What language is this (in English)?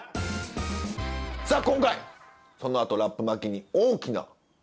Japanese